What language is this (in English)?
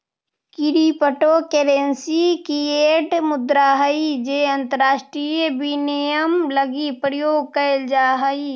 Magahi